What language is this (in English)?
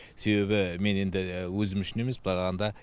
Kazakh